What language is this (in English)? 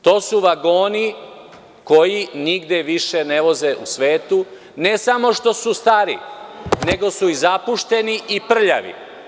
Serbian